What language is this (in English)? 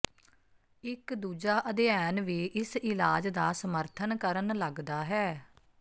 Punjabi